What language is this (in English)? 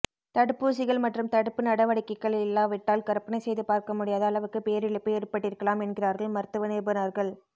Tamil